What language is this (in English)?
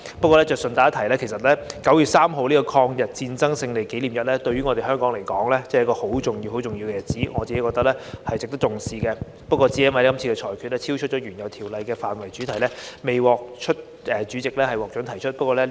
Cantonese